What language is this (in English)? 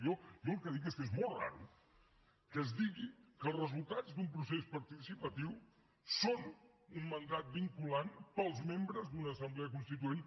Catalan